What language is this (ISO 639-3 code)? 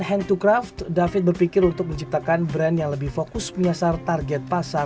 ind